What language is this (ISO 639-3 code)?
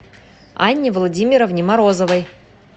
rus